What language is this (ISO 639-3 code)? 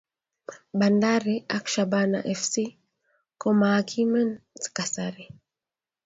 kln